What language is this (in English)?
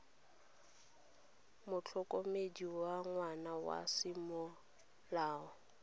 Tswana